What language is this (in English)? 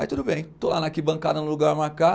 Portuguese